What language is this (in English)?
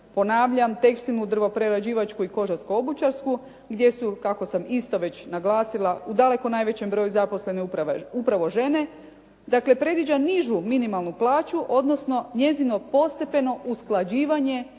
Croatian